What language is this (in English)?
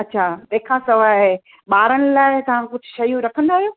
Sindhi